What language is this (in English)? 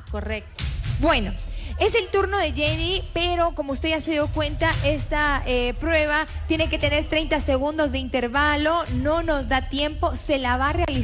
Spanish